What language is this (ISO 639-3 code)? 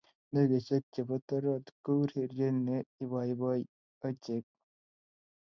kln